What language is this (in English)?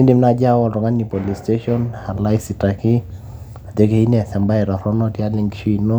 Masai